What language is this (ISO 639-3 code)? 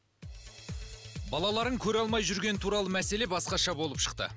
kaz